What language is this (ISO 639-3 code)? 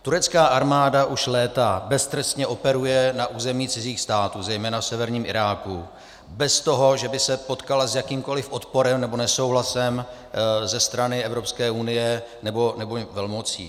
ces